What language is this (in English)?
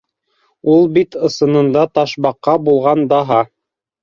Bashkir